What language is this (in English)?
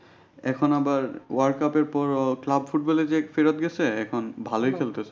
Bangla